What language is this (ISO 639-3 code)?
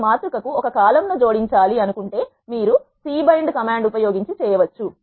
tel